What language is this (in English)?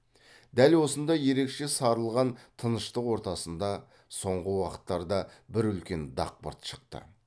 Kazakh